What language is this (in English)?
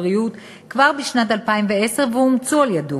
Hebrew